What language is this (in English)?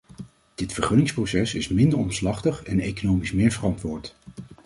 Dutch